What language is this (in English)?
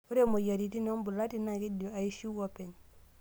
Masai